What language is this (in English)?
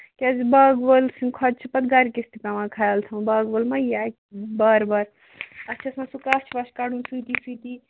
Kashmiri